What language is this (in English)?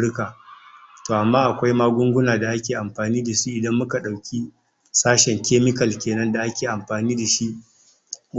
Hausa